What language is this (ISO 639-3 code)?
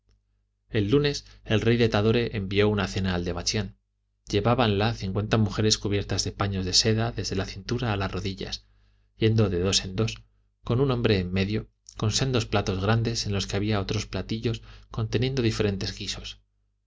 spa